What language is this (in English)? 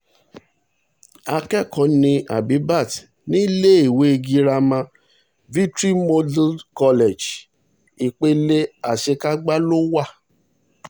Yoruba